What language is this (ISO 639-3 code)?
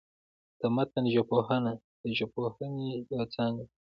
pus